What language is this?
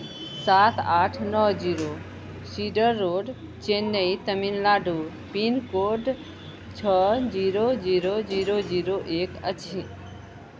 Maithili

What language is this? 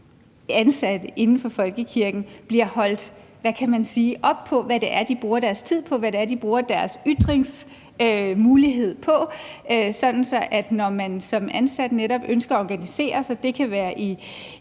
Danish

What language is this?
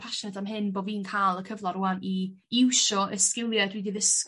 Welsh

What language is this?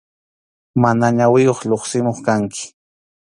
Arequipa-La Unión Quechua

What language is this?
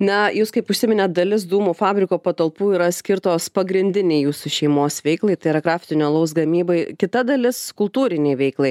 Lithuanian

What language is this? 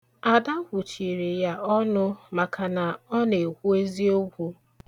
Igbo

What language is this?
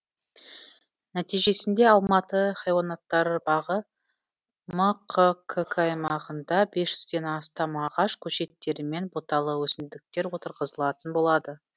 Kazakh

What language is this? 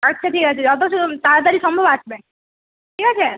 Bangla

